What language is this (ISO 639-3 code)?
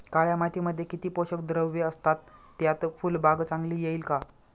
mar